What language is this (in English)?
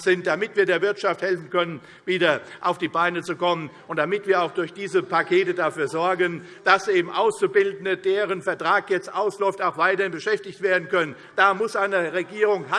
German